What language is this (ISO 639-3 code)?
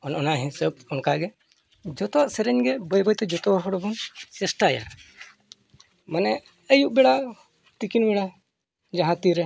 sat